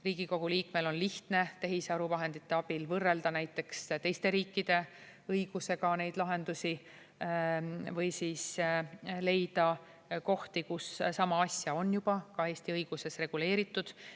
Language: Estonian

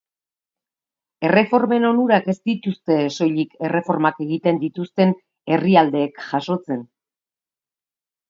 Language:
Basque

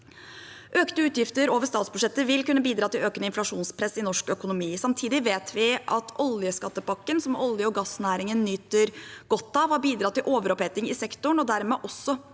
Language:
Norwegian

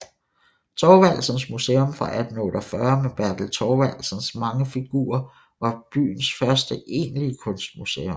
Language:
Danish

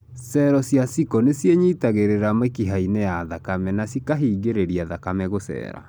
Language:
Kikuyu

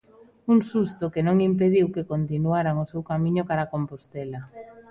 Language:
Galician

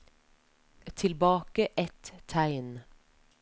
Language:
Norwegian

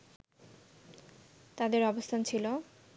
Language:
Bangla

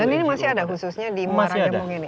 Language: Indonesian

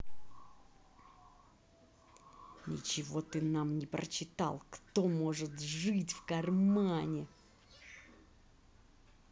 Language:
Russian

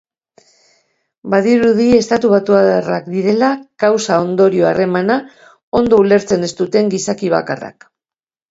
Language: Basque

